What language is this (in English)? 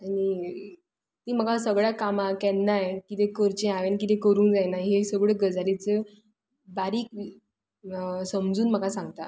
Konkani